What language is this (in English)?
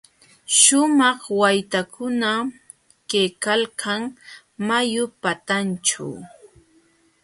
Jauja Wanca Quechua